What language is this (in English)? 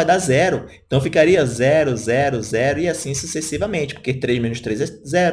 Portuguese